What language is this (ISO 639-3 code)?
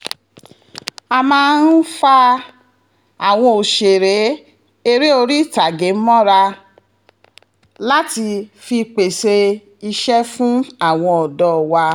yor